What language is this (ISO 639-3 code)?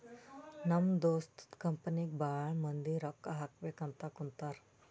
kan